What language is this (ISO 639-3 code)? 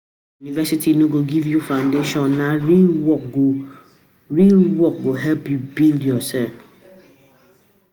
pcm